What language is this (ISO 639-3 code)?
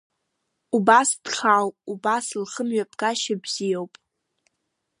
abk